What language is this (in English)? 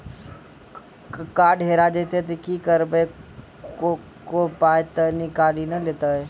Maithili